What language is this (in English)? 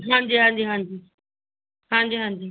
Punjabi